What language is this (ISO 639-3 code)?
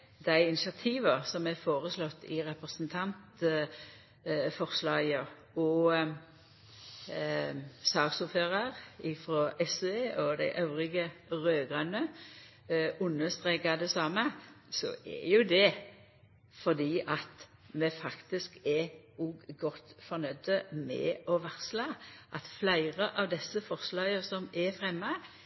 nno